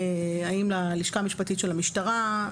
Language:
Hebrew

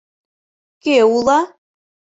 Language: Mari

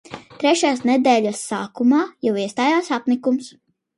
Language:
Latvian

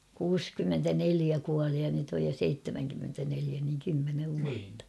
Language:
Finnish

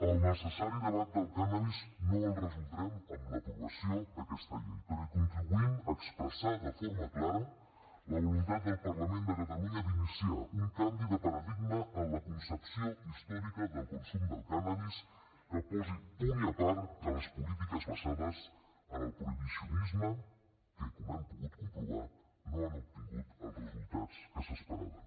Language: Catalan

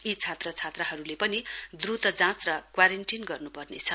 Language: Nepali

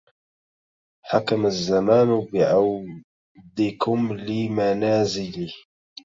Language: Arabic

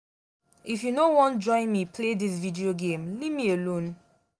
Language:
Nigerian Pidgin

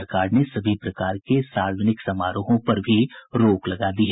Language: Hindi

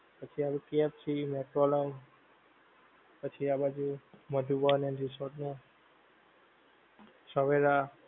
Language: Gujarati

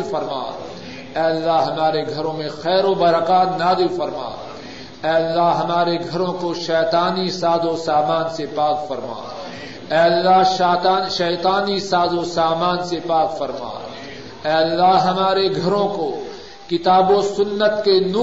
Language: Urdu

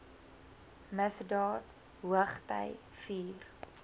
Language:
Afrikaans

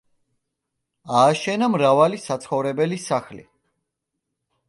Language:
Georgian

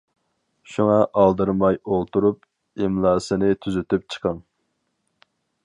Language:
Uyghur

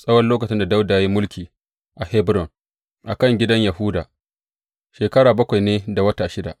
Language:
Hausa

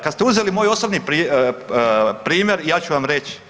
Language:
Croatian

